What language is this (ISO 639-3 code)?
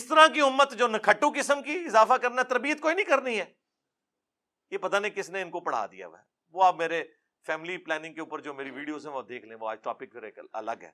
urd